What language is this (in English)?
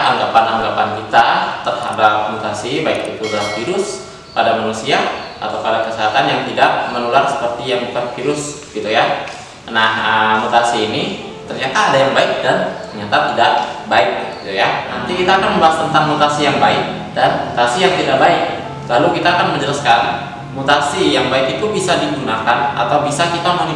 Indonesian